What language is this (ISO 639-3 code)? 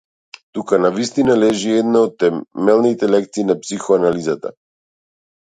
mkd